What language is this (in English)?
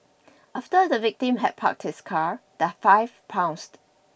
English